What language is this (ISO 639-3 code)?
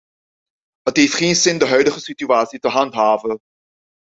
nld